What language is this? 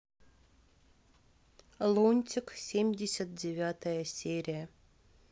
Russian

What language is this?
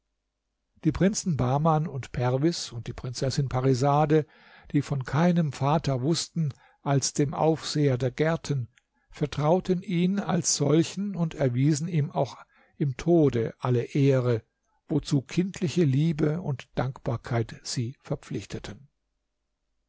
German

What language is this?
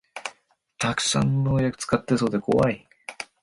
Japanese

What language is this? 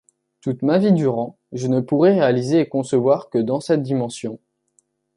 French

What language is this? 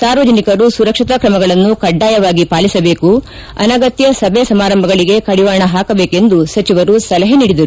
Kannada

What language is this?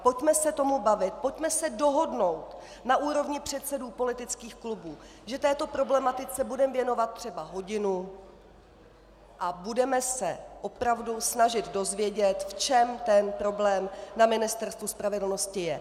Czech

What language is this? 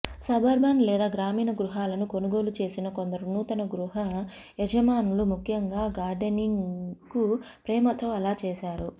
Telugu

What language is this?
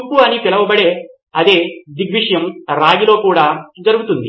Telugu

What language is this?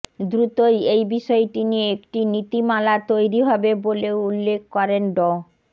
Bangla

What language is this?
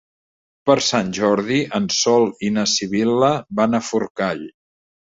Catalan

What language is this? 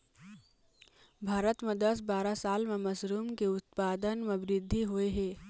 Chhattisgarhi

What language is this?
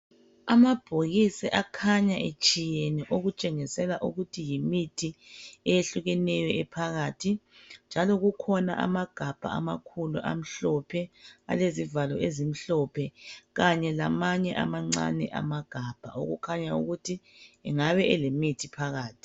North Ndebele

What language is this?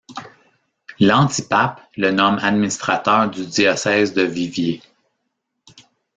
French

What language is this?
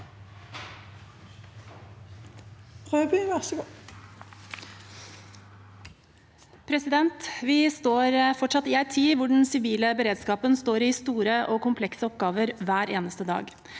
Norwegian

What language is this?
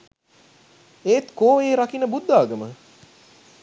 Sinhala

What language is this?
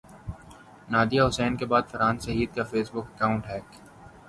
Urdu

